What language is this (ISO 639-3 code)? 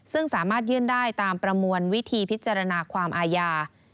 tha